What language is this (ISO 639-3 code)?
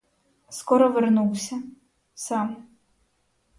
ukr